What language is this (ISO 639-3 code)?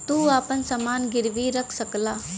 bho